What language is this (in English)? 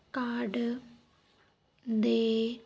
Punjabi